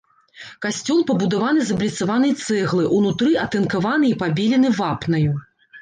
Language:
Belarusian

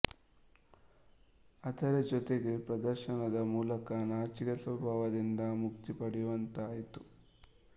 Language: Kannada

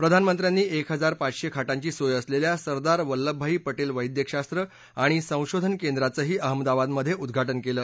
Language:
Marathi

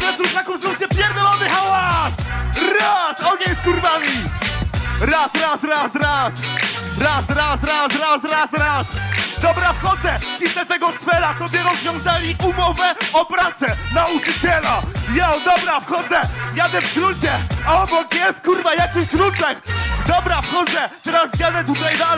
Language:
Polish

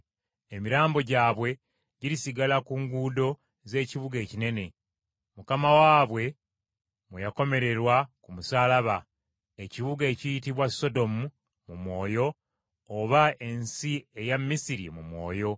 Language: Ganda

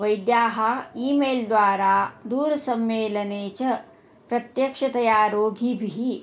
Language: Sanskrit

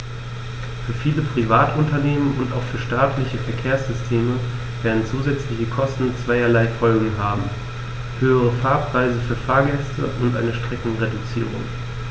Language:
German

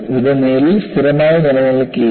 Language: Malayalam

